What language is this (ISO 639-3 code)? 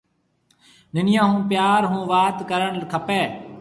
mve